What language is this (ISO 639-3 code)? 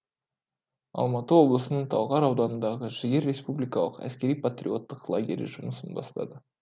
kaz